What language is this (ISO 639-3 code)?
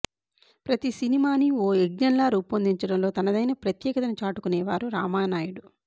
tel